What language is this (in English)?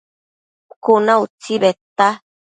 Matsés